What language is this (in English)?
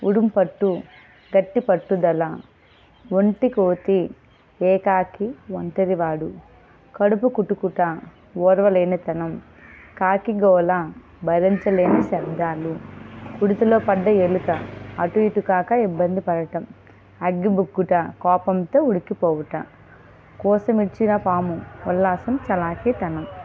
Telugu